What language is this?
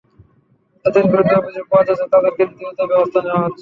Bangla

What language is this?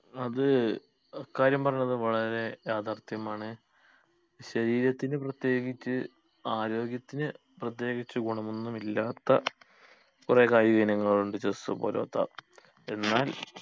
Malayalam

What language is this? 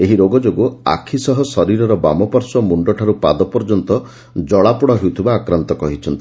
Odia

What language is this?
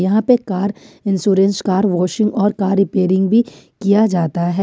Hindi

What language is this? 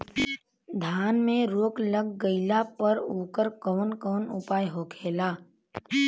Bhojpuri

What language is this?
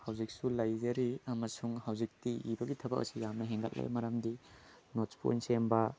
Manipuri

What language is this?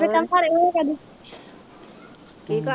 Punjabi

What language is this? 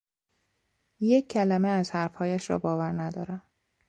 Persian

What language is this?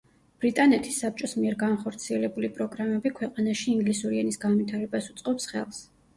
Georgian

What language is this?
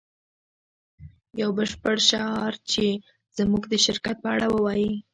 Pashto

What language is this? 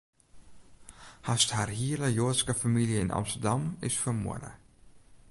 Western Frisian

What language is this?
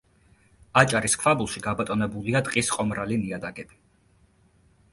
Georgian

